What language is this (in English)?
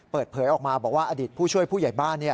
Thai